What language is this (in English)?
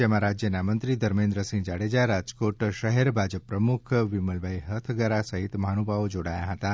Gujarati